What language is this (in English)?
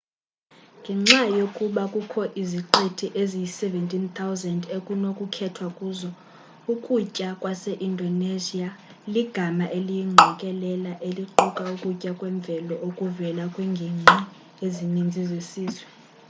Xhosa